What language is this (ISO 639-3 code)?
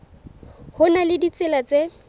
sot